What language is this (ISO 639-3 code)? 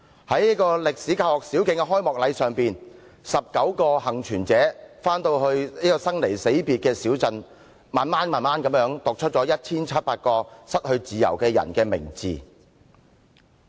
yue